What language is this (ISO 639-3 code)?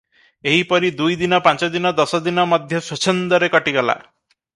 ori